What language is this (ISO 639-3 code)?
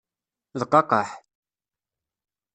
kab